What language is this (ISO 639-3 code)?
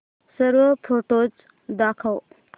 mar